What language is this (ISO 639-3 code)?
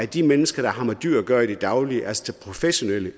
dan